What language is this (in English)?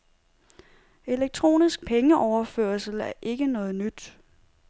Danish